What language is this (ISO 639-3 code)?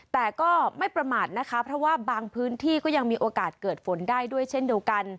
tha